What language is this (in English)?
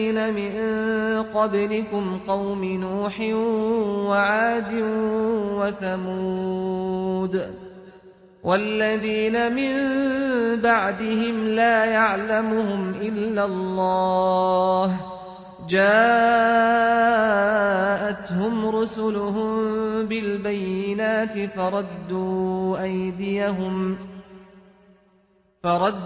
Arabic